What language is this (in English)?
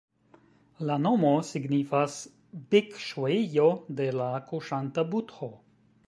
Esperanto